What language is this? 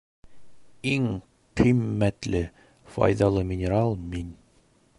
Bashkir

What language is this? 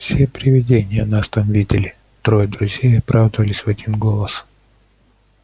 Russian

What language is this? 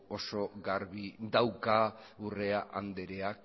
Basque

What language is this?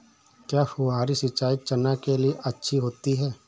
Hindi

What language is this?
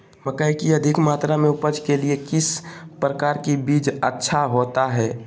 Magahi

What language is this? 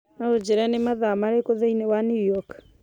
Kikuyu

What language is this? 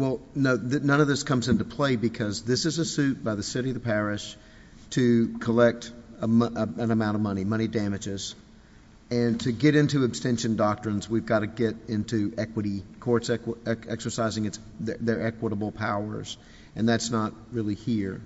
English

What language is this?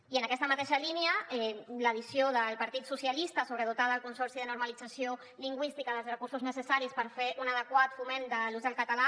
Catalan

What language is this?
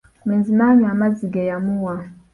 Ganda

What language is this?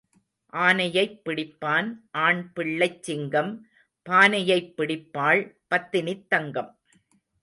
Tamil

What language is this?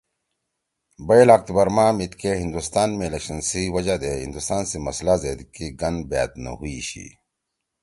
Torwali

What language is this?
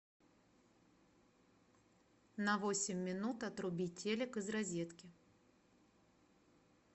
Russian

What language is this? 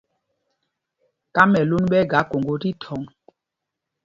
Mpumpong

